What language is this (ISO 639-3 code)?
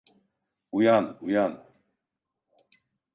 tur